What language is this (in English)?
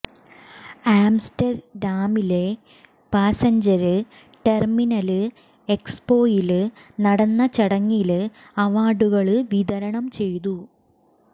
Malayalam